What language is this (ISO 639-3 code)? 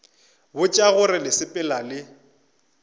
nso